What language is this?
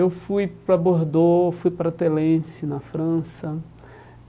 Portuguese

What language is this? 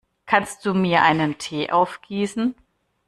German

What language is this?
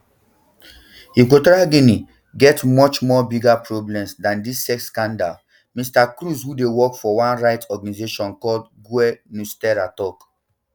Nigerian Pidgin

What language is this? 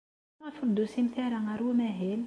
Kabyle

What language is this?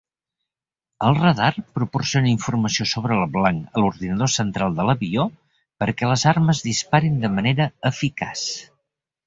Catalan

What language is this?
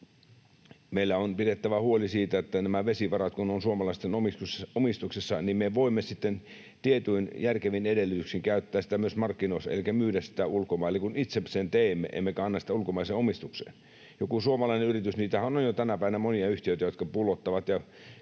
Finnish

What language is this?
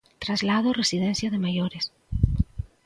Galician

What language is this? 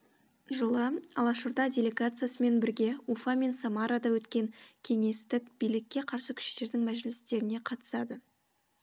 Kazakh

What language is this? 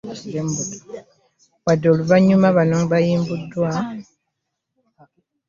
Ganda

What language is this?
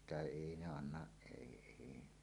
Finnish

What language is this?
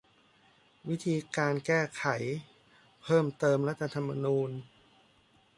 Thai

